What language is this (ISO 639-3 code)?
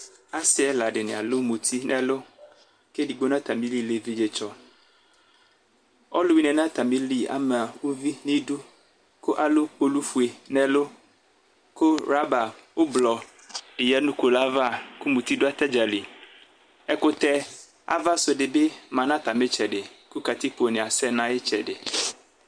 kpo